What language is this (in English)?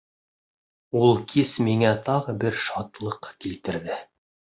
Bashkir